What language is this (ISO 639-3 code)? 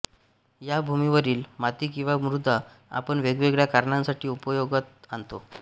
mar